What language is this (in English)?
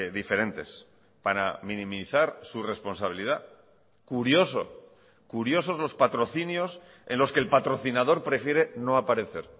Spanish